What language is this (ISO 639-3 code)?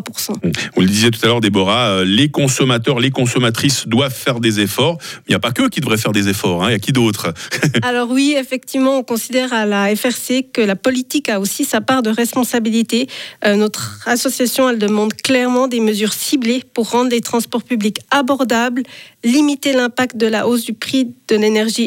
fra